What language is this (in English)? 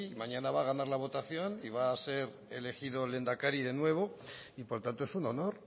Spanish